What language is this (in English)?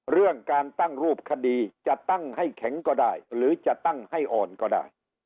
Thai